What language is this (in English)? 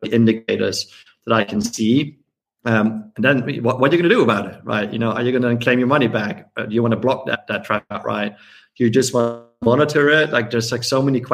English